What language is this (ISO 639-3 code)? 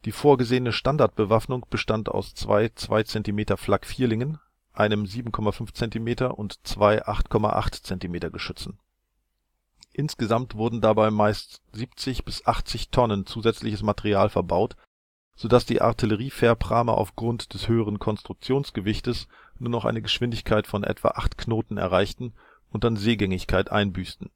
deu